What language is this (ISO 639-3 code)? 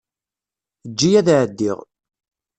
kab